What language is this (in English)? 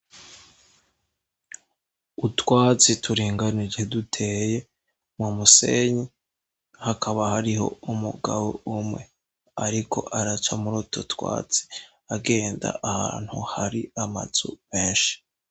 Rundi